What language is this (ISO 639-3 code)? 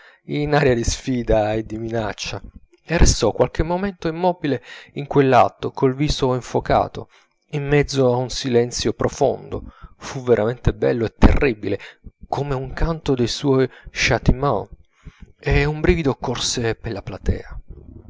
ita